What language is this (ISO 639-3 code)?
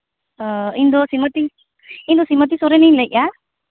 sat